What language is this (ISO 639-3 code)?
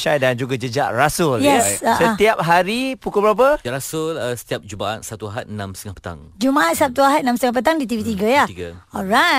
msa